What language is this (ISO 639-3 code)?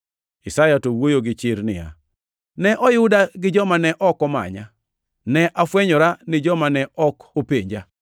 luo